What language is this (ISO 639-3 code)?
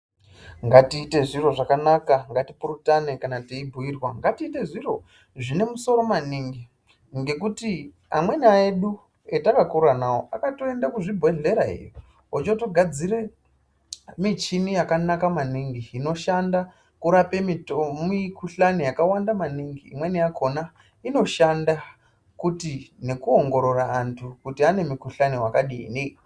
ndc